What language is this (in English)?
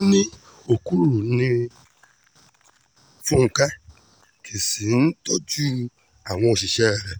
Yoruba